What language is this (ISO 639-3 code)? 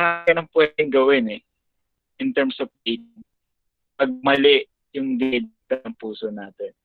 fil